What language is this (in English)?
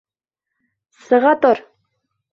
Bashkir